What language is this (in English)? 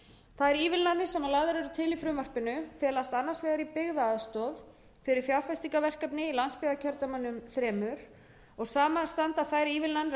Icelandic